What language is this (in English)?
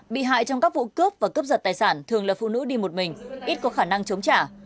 Vietnamese